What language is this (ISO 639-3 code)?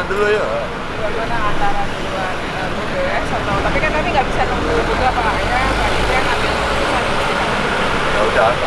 ind